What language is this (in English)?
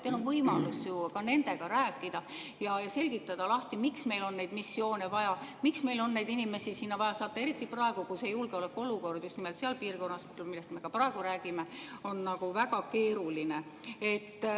Estonian